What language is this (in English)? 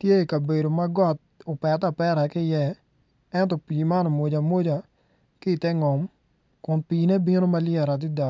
Acoli